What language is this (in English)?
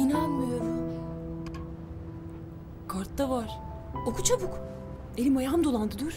Turkish